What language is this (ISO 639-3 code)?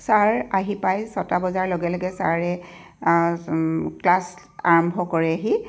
asm